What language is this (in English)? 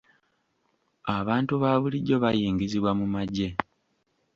Ganda